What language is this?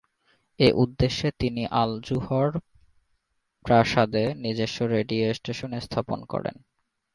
Bangla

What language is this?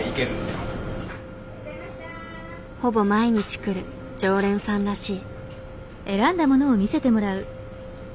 Japanese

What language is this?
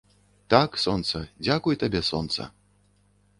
Belarusian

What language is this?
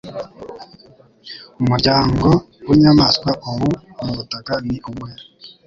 Kinyarwanda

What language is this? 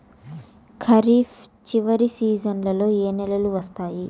Telugu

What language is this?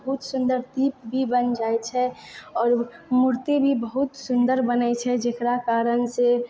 Maithili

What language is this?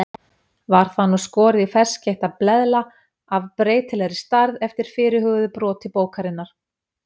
Icelandic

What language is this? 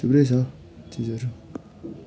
Nepali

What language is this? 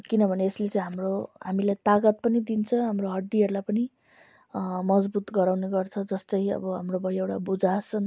Nepali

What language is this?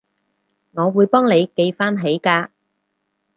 Cantonese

